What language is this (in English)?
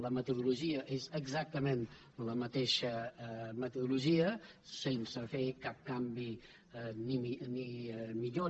Catalan